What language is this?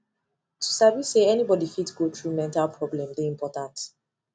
Nigerian Pidgin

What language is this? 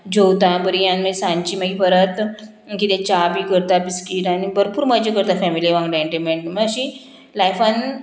Konkani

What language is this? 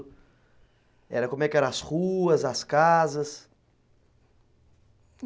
Portuguese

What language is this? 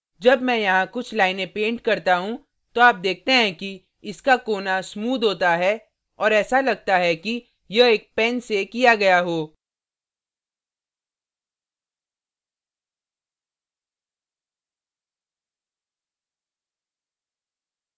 Hindi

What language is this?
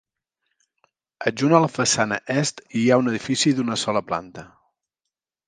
Catalan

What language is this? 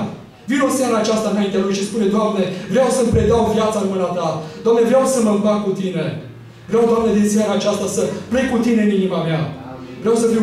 Romanian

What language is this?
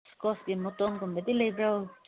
Manipuri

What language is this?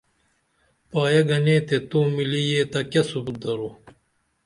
Dameli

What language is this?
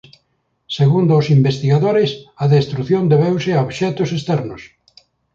Galician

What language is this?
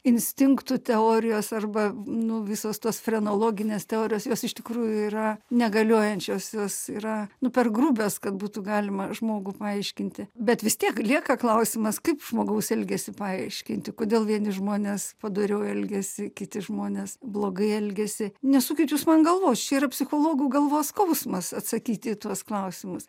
Lithuanian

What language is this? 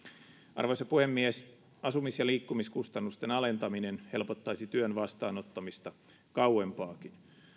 Finnish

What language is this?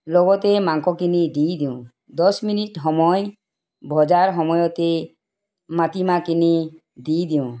Assamese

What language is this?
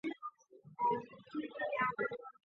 Chinese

